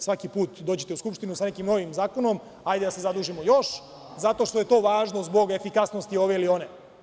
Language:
Serbian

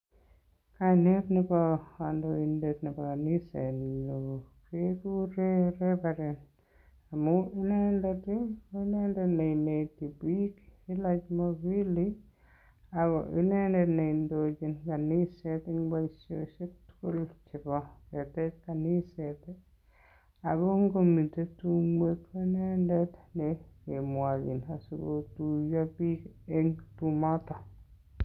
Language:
Kalenjin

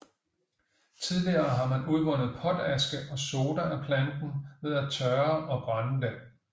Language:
Danish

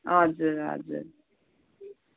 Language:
Nepali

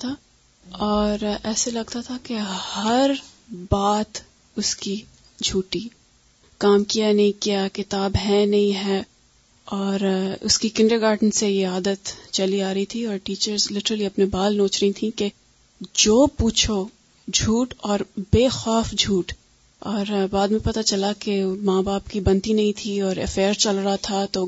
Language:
Urdu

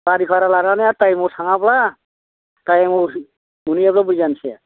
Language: Bodo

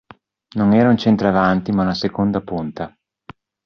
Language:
Italian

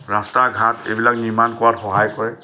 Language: Assamese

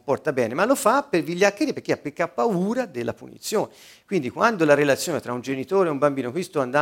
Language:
Italian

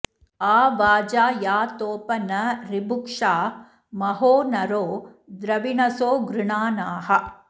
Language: Sanskrit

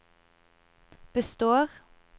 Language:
Norwegian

